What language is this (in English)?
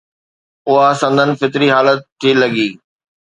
Sindhi